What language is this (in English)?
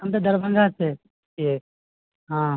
Maithili